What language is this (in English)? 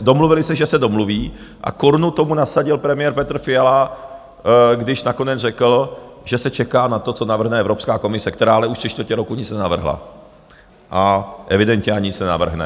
Czech